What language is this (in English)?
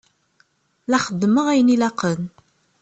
Kabyle